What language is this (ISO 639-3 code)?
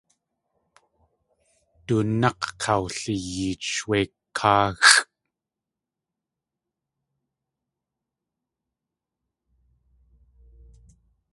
tli